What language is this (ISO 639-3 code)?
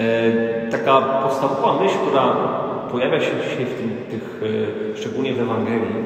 pol